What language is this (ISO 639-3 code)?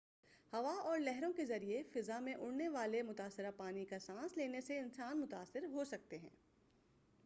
urd